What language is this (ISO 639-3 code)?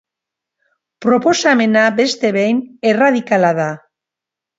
eus